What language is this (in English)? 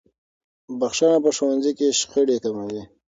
Pashto